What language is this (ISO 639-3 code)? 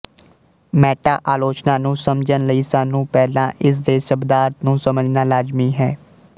pan